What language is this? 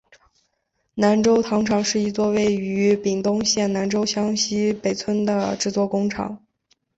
Chinese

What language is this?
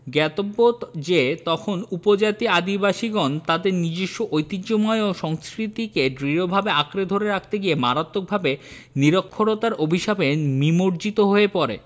Bangla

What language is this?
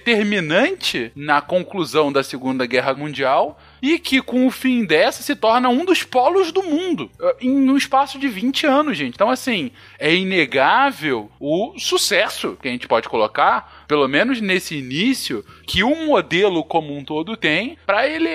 Portuguese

